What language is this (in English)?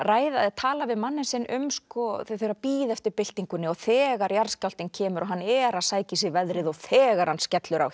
Icelandic